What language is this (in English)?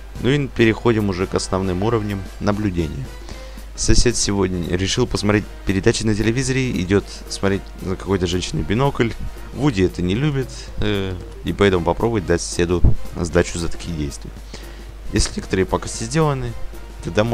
Russian